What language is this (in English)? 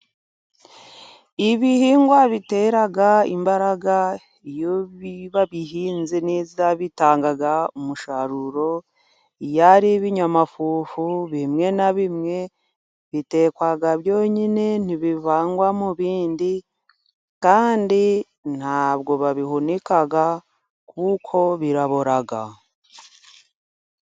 Kinyarwanda